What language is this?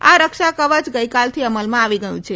Gujarati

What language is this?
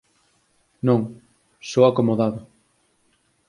Galician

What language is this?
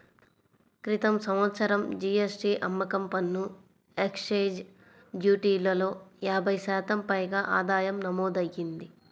Telugu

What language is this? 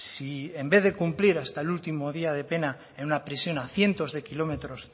Spanish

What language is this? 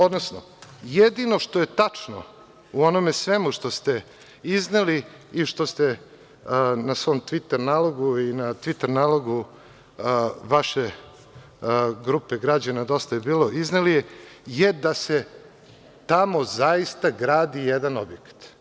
Serbian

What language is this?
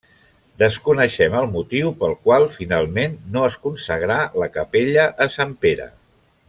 Catalan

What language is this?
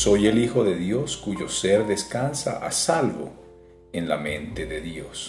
Spanish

